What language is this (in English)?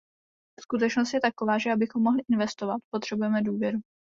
Czech